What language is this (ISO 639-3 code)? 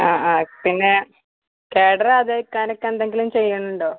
mal